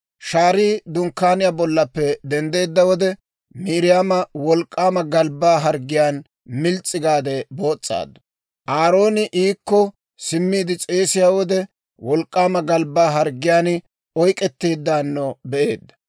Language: Dawro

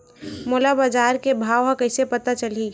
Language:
Chhattisgarhi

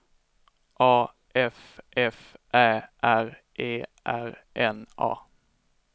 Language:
Swedish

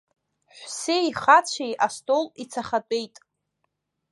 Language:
Abkhazian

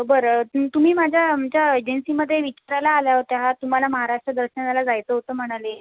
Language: Marathi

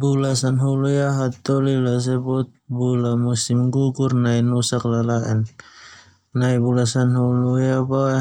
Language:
Termanu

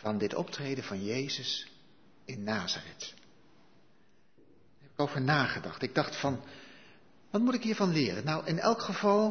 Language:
Dutch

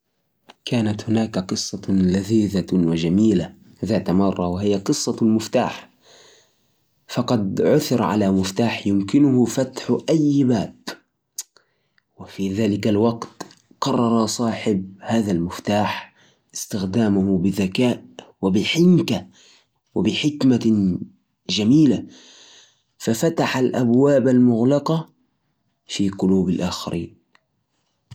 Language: Najdi Arabic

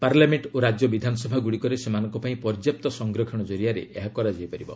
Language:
Odia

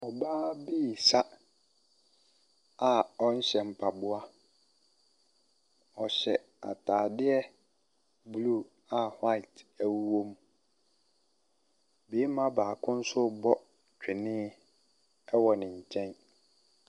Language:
Akan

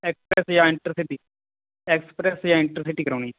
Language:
Punjabi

